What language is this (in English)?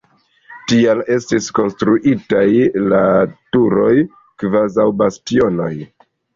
Esperanto